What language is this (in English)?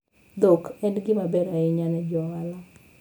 Luo (Kenya and Tanzania)